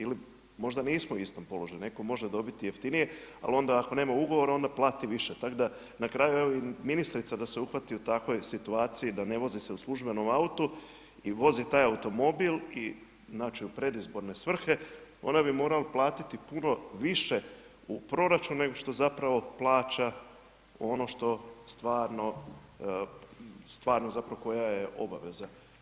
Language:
Croatian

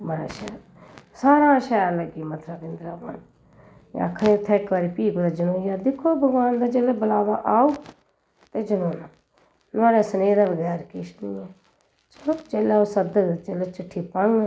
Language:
Dogri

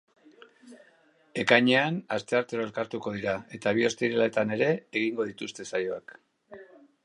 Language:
Basque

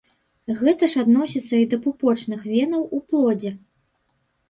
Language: Belarusian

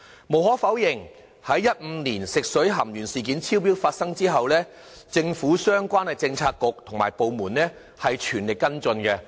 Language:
Cantonese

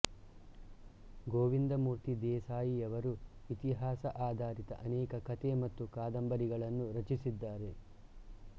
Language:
Kannada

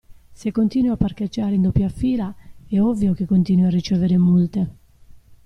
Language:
Italian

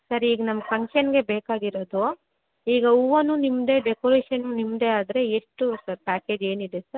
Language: Kannada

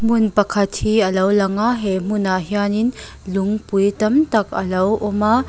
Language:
Mizo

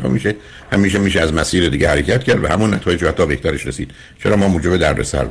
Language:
Persian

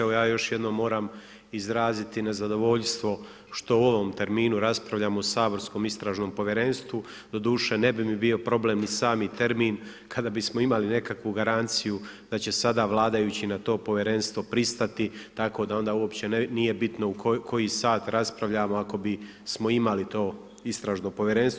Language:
Croatian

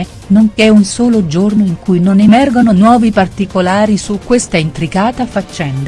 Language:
Italian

